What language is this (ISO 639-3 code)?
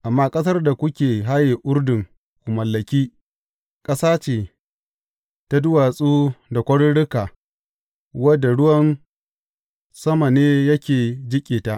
hau